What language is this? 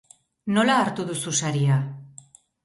Basque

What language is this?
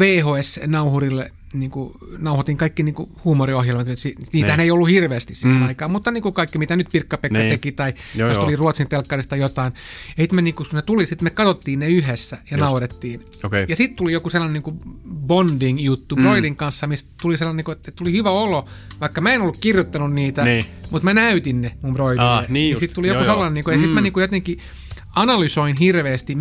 Finnish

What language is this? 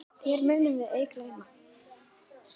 Icelandic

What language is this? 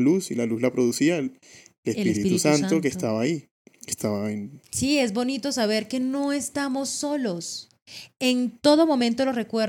Spanish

